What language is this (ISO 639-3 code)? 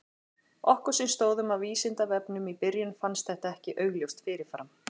isl